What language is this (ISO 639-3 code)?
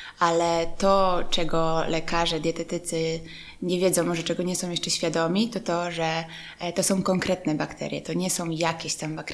pol